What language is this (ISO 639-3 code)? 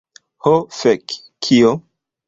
epo